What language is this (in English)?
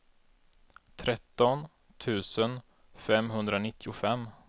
Swedish